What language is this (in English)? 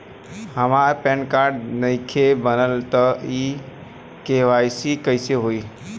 Bhojpuri